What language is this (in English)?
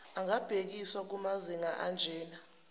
Zulu